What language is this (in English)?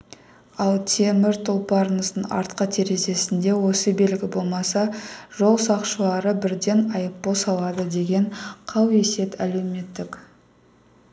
Kazakh